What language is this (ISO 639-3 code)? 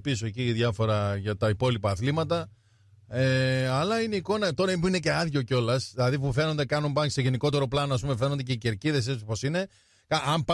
ell